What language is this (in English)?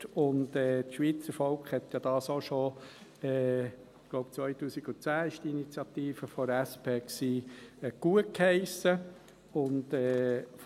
Swiss German